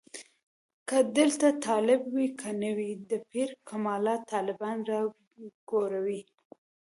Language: Pashto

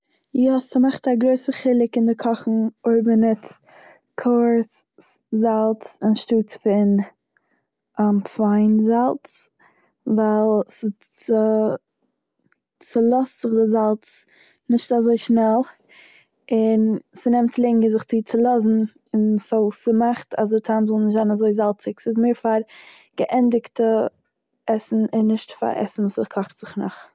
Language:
Yiddish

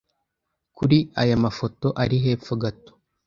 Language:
Kinyarwanda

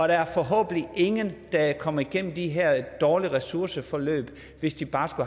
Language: Danish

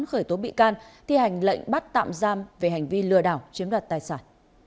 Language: Vietnamese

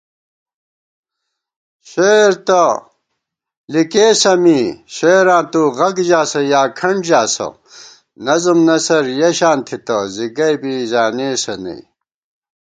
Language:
Gawar-Bati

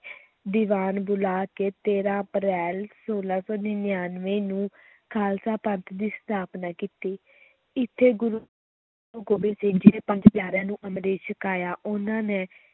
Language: Punjabi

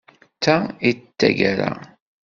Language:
Kabyle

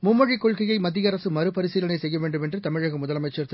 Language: Tamil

